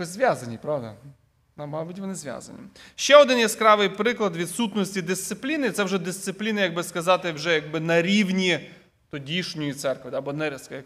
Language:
Ukrainian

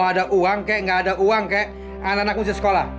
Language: Indonesian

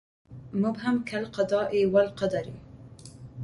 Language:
Arabic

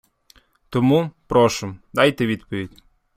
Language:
Ukrainian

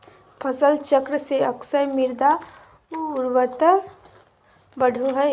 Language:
Magahi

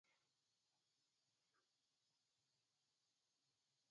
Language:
Basque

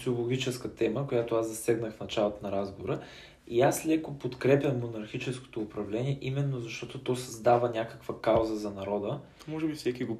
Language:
Bulgarian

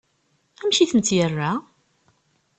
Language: Kabyle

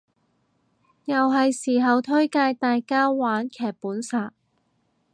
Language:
Cantonese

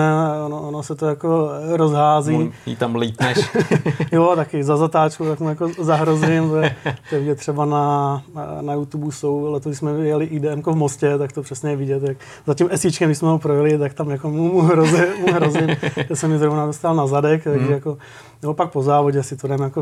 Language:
Czech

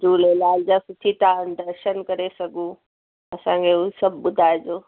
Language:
Sindhi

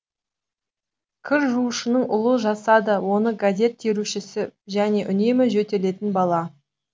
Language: Kazakh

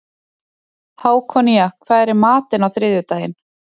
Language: Icelandic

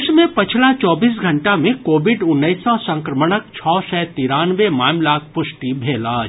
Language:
Maithili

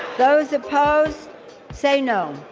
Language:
English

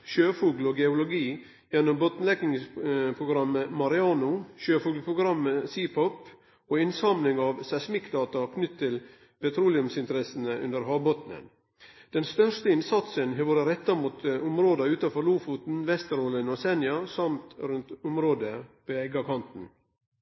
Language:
Norwegian Nynorsk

